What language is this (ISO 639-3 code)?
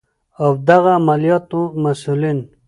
pus